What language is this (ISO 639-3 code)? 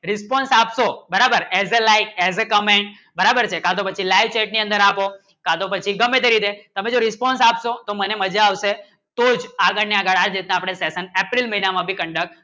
guj